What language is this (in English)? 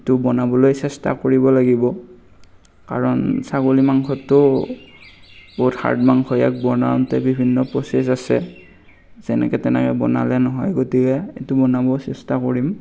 Assamese